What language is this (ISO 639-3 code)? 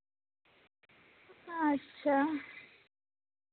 sat